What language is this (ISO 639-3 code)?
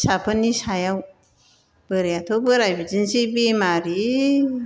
brx